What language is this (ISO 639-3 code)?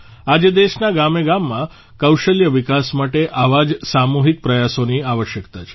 guj